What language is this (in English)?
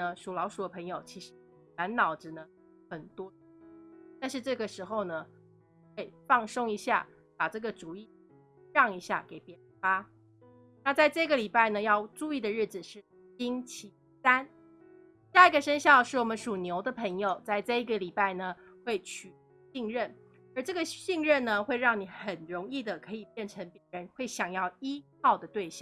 Chinese